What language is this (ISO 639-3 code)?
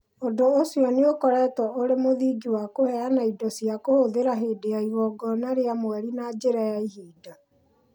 kik